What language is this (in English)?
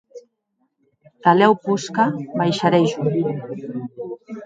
Occitan